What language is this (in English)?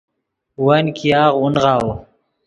Yidgha